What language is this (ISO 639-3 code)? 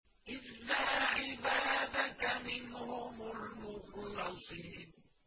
ara